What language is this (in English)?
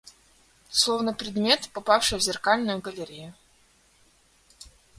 Russian